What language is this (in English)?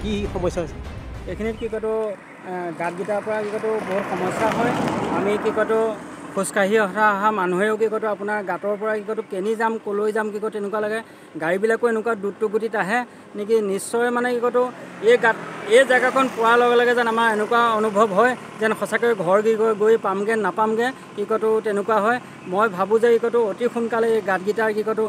Indonesian